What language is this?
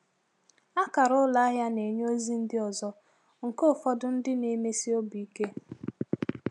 Igbo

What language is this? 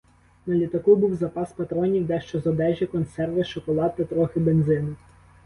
Ukrainian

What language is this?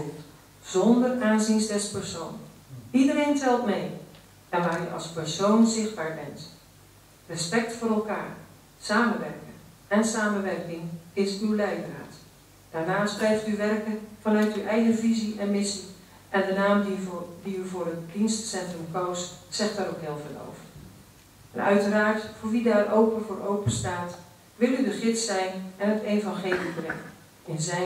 Dutch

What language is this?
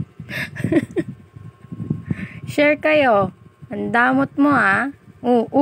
Filipino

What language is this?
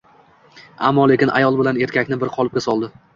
Uzbek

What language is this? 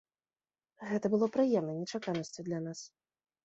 Belarusian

